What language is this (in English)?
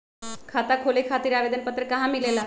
Magahi